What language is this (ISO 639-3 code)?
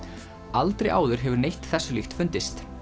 isl